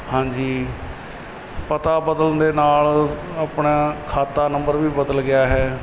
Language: Punjabi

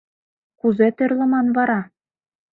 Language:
Mari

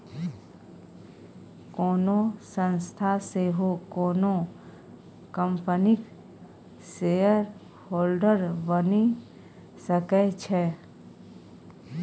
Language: Maithili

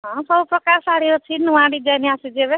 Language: Odia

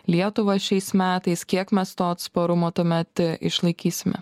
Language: Lithuanian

